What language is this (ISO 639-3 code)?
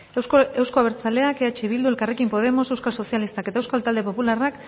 eus